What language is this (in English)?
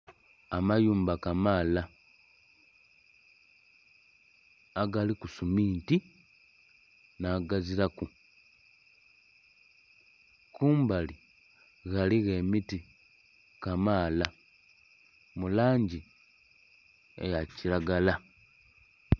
Soga